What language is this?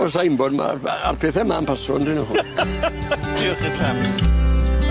Welsh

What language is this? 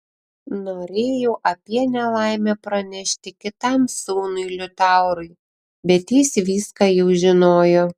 Lithuanian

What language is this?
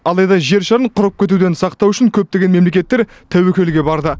Kazakh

